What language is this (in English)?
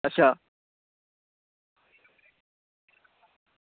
Dogri